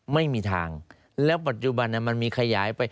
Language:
Thai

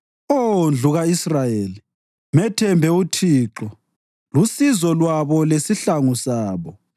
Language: North Ndebele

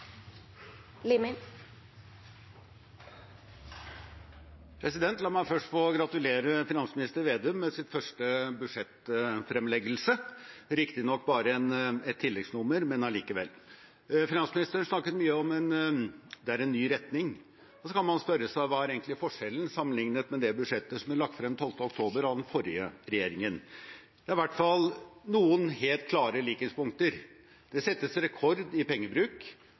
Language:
Norwegian Bokmål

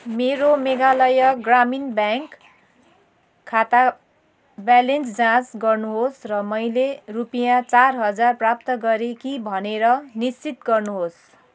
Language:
Nepali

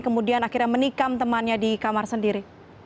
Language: Indonesian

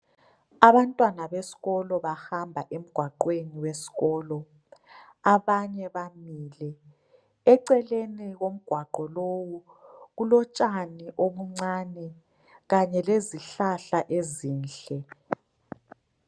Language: North Ndebele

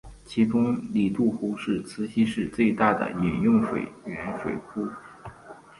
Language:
Chinese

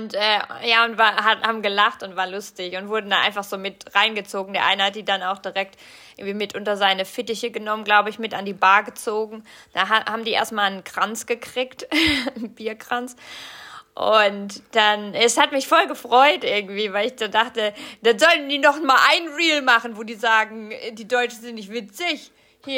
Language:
German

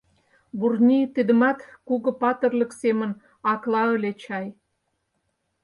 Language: Mari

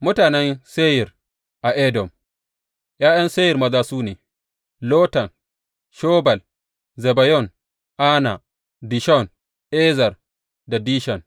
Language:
Hausa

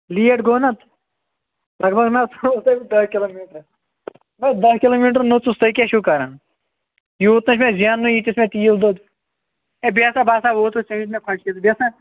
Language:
Kashmiri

